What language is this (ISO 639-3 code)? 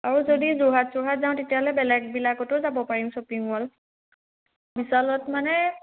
asm